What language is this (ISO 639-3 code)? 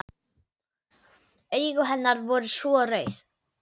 isl